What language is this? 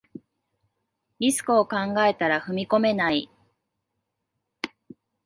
Japanese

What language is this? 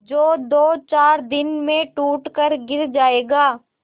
Hindi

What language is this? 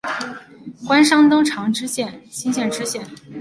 Chinese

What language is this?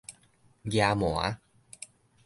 Min Nan Chinese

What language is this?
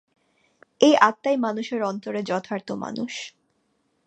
Bangla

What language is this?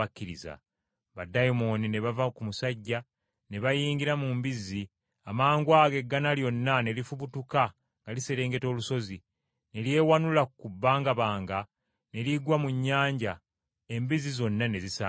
Ganda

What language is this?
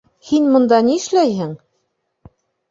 Bashkir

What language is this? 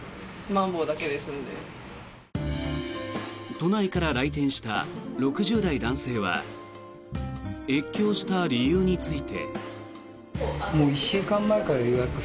Japanese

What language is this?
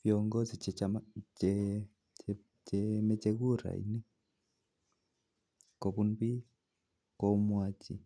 Kalenjin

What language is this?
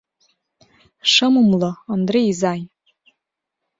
Mari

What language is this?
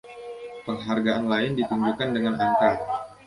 Indonesian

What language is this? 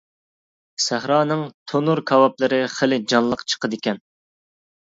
Uyghur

